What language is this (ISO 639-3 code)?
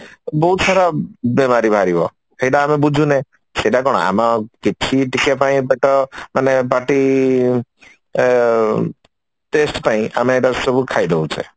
ori